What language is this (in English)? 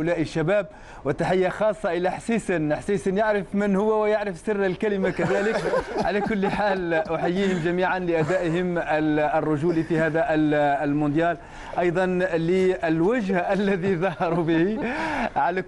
Arabic